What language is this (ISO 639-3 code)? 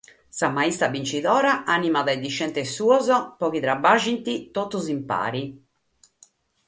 srd